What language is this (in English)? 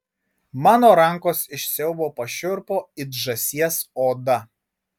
Lithuanian